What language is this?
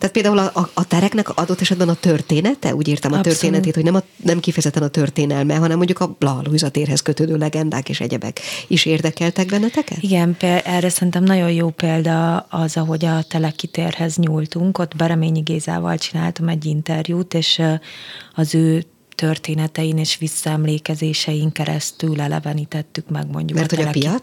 Hungarian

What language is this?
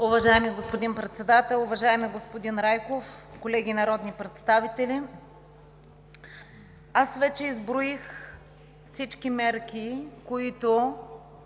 Bulgarian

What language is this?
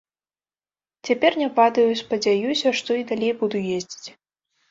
Belarusian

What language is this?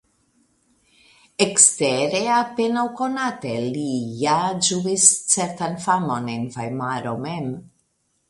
Esperanto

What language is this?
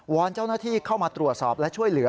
Thai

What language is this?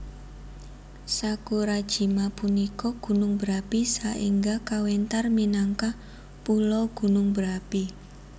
Javanese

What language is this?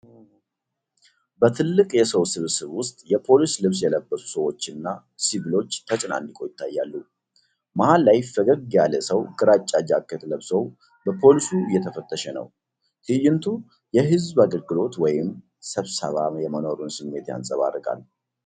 Amharic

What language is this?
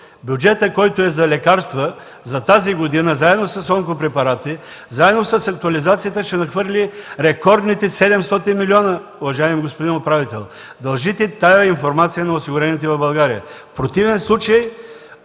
Bulgarian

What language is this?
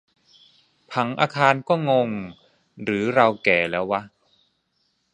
Thai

